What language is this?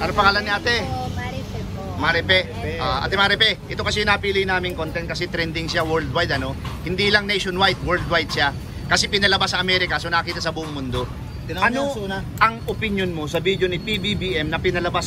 Filipino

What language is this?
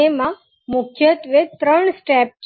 Gujarati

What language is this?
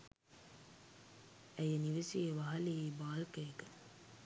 Sinhala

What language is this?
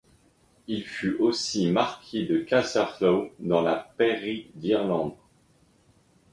French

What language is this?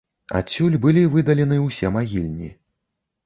Belarusian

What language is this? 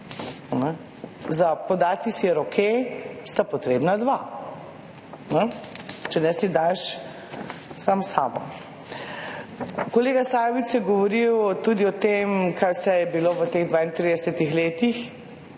Slovenian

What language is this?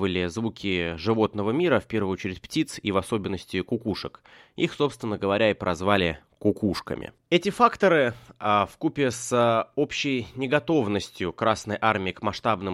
Russian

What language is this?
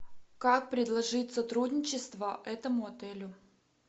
Russian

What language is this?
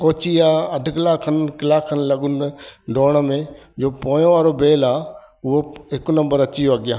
Sindhi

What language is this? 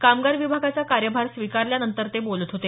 Marathi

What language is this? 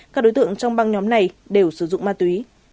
Vietnamese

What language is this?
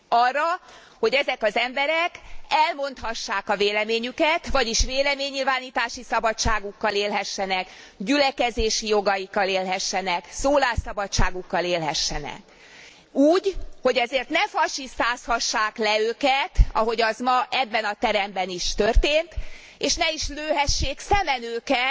Hungarian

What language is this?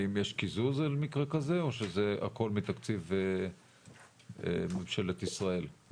Hebrew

